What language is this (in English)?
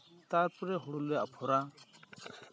Santali